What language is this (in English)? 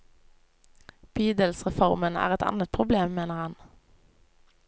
Norwegian